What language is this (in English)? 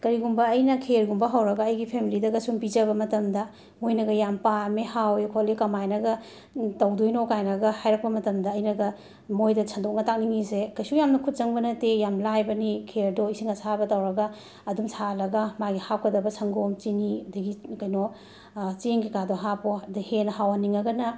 Manipuri